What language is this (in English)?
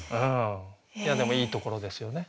Japanese